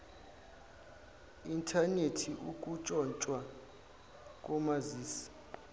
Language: Zulu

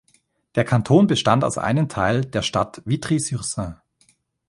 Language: German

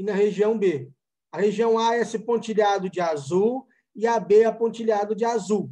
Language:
Portuguese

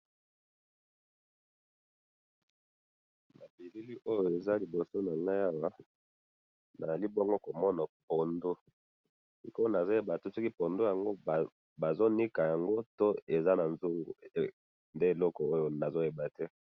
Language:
Lingala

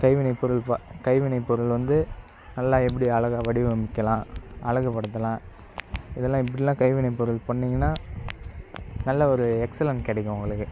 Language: Tamil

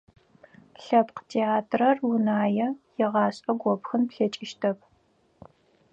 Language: Adyghe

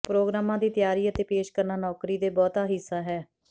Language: Punjabi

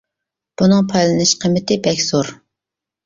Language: Uyghur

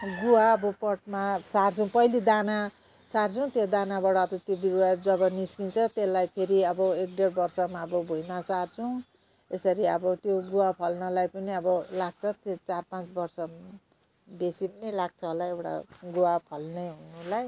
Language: Nepali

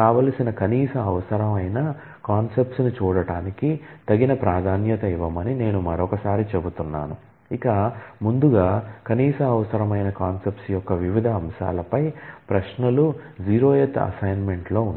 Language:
Telugu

